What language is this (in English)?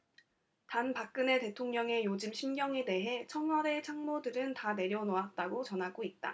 Korean